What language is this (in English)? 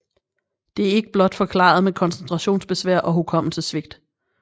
Danish